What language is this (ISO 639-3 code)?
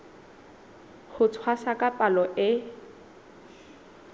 sot